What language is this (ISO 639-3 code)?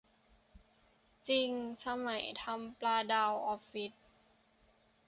tha